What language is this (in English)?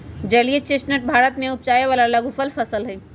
Magahi